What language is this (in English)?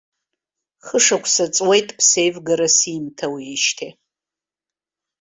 Abkhazian